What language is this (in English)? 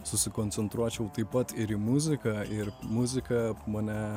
Lithuanian